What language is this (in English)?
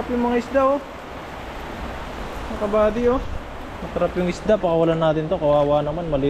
Filipino